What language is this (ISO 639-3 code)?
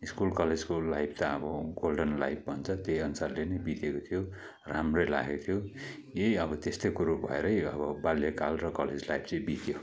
nep